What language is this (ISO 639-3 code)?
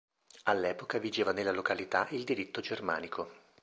ita